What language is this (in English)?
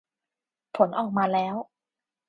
Thai